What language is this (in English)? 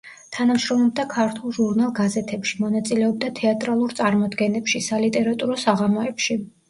Georgian